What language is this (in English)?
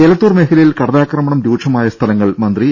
Malayalam